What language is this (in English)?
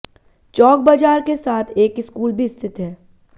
Hindi